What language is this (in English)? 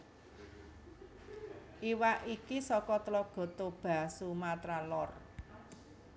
Javanese